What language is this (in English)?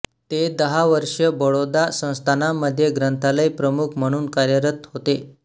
Marathi